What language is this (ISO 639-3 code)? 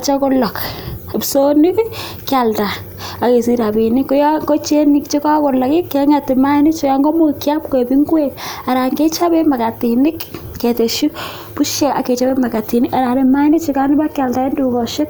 kln